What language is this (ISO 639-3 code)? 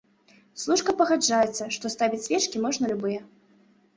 bel